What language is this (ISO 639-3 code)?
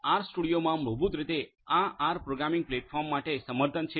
guj